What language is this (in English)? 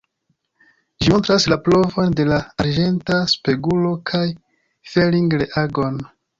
Esperanto